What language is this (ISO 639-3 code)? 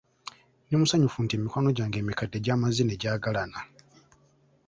lug